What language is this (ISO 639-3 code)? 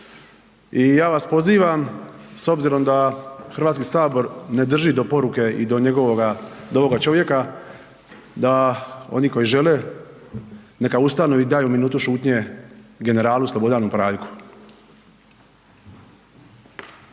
hrv